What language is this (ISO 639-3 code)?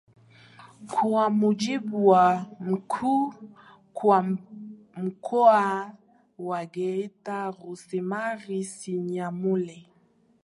swa